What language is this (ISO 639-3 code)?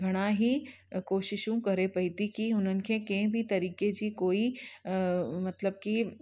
snd